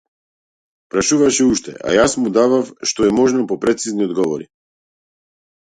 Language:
Macedonian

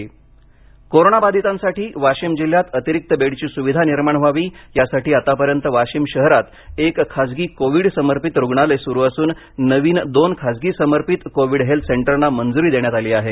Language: Marathi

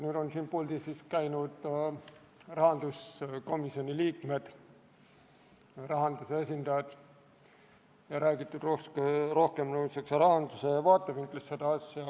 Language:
Estonian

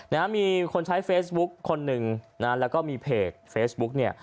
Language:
Thai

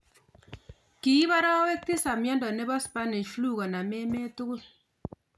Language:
Kalenjin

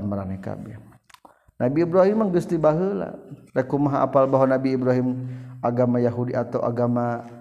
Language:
Malay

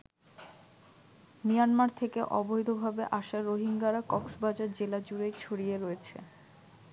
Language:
Bangla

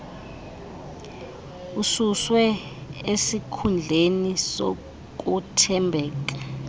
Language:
Xhosa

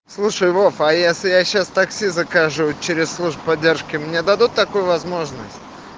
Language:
Russian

